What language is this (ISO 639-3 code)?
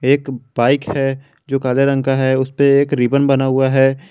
hin